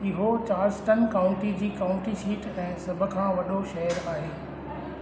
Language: Sindhi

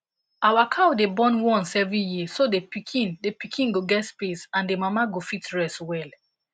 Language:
Nigerian Pidgin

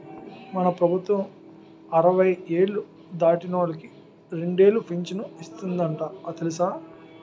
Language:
Telugu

